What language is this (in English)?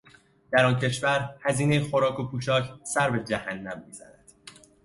Persian